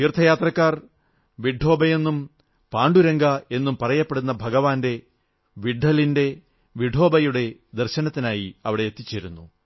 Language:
Malayalam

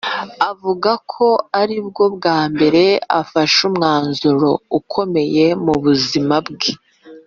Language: Kinyarwanda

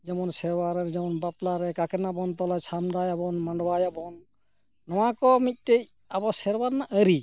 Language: Santali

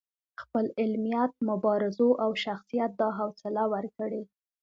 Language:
Pashto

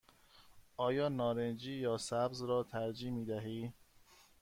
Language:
Persian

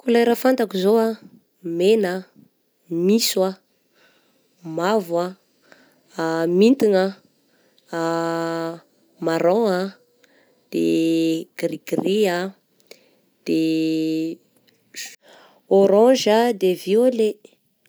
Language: Southern Betsimisaraka Malagasy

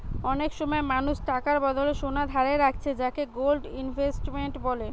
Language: Bangla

